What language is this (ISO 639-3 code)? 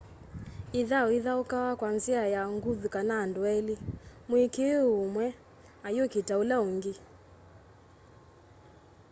kam